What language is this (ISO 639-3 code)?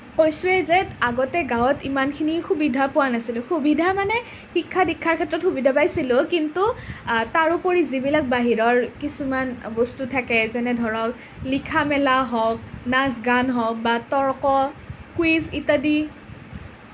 asm